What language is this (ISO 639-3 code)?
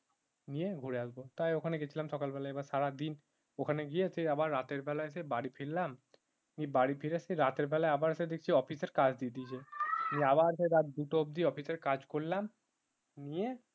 ben